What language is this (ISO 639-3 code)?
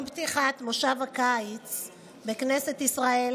heb